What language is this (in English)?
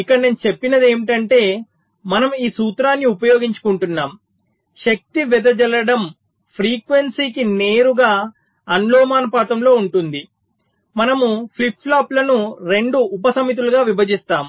Telugu